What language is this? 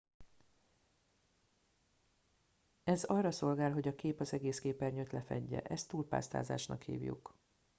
Hungarian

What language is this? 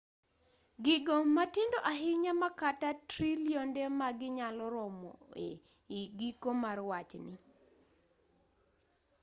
Luo (Kenya and Tanzania)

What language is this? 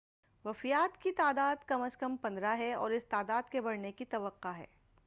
Urdu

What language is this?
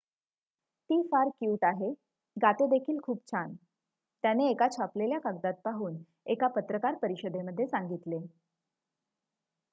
Marathi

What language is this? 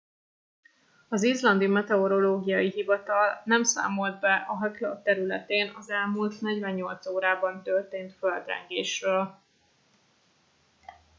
Hungarian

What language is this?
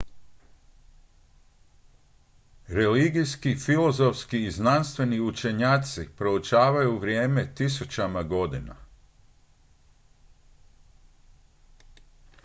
Croatian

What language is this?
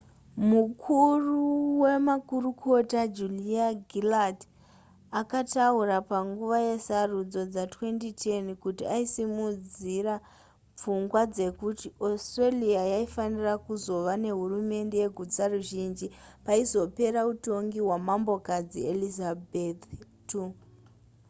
Shona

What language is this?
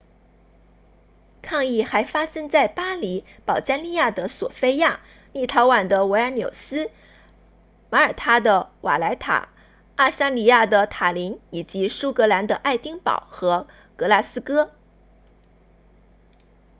Chinese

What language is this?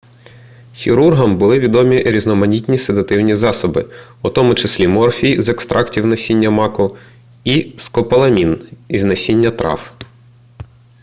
Ukrainian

